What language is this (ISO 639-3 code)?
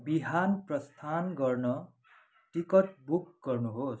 nep